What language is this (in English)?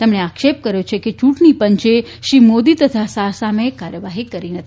Gujarati